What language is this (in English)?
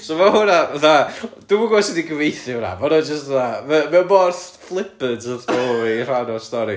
Welsh